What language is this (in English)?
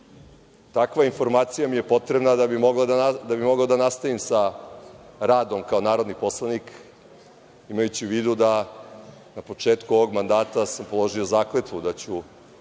Serbian